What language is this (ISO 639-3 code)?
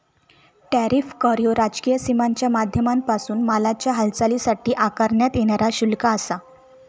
mar